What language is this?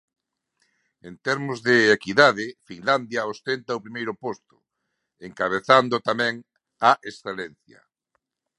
Galician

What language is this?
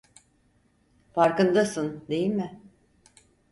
Turkish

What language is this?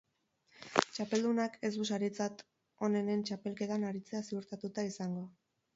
Basque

